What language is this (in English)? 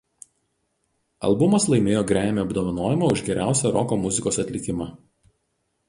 Lithuanian